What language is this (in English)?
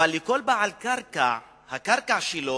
Hebrew